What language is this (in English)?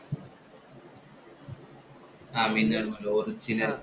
Malayalam